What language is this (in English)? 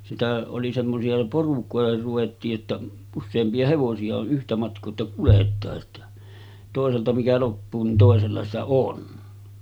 Finnish